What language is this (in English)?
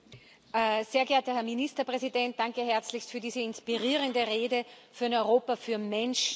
German